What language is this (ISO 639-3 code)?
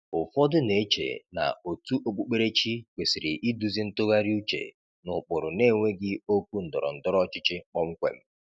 ibo